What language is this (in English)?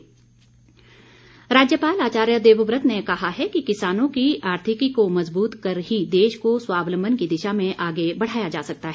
Hindi